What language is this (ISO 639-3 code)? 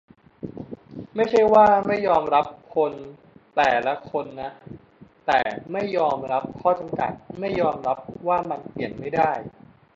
tha